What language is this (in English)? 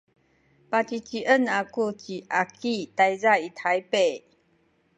Sakizaya